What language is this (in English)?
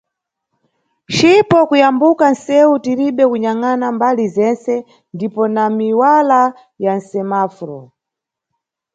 Nyungwe